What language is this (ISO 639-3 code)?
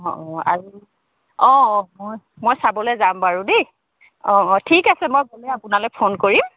asm